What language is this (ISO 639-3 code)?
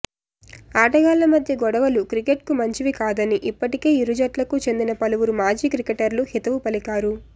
tel